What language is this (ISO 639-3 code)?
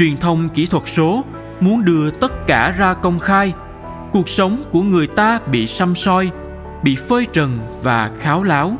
vie